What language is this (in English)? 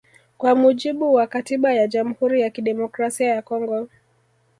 Swahili